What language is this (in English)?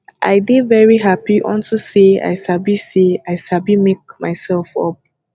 Nigerian Pidgin